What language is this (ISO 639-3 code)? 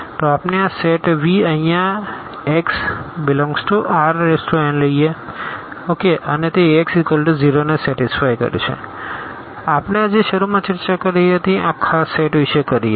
guj